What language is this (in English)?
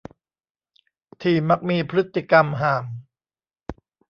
Thai